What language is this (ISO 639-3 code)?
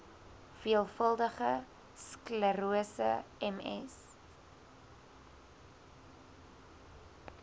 afr